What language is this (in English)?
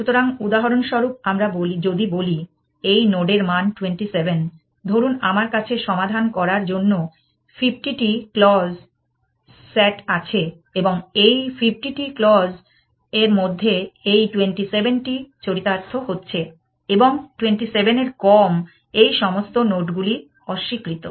Bangla